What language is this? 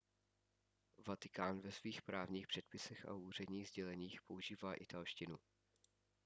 Czech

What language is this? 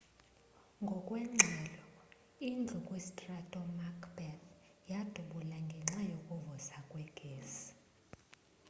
Xhosa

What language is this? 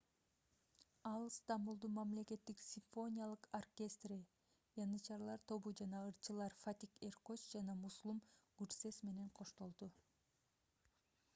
Kyrgyz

